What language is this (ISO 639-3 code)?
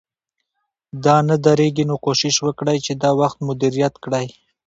pus